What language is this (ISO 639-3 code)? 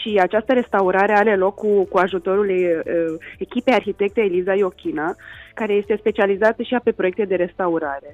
ron